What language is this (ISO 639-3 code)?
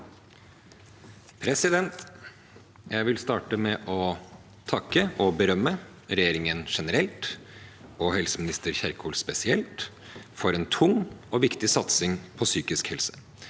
nor